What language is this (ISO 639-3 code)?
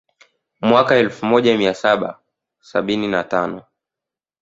swa